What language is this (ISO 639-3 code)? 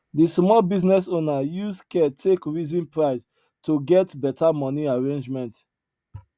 pcm